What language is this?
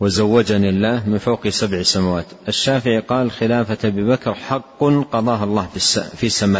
Arabic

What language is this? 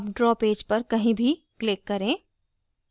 Hindi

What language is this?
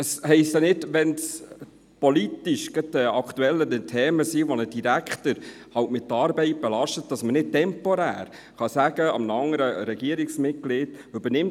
Swiss German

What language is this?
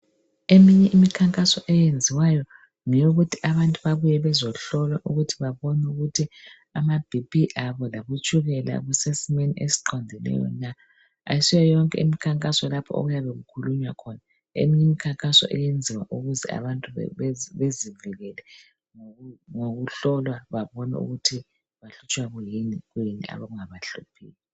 North Ndebele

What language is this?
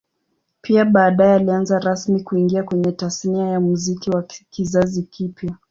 Swahili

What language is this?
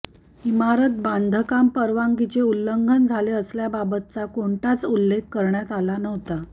Marathi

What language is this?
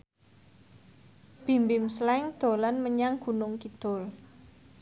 Javanese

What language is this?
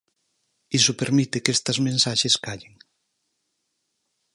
Galician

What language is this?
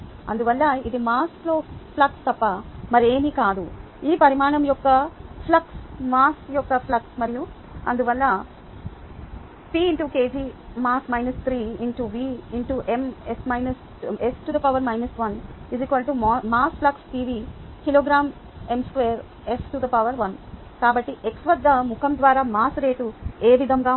Telugu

